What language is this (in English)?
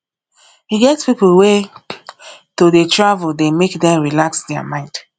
Nigerian Pidgin